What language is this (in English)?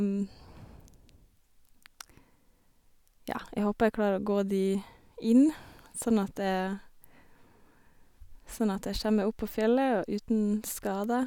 Norwegian